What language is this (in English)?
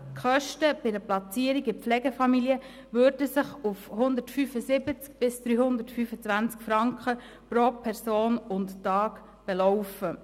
Swiss German